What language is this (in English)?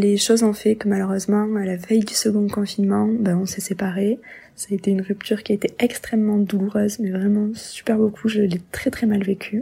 French